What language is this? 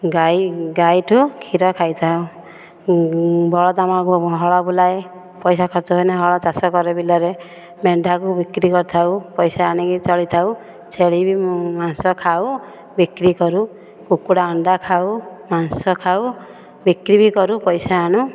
Odia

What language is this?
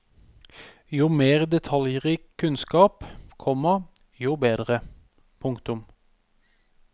Norwegian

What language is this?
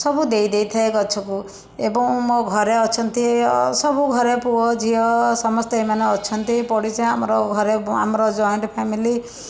Odia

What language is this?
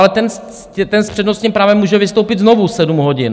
Czech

